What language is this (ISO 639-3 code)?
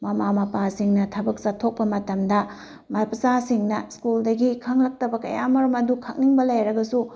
mni